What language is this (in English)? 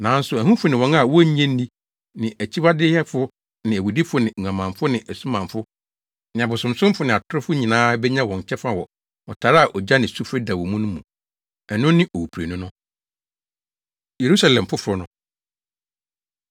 Akan